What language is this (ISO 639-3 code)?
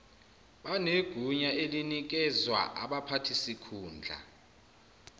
zul